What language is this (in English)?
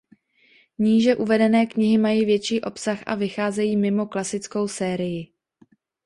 Czech